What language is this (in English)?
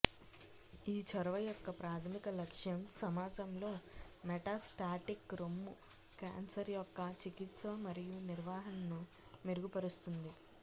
Telugu